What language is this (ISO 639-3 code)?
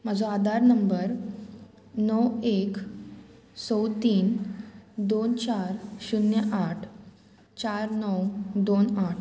kok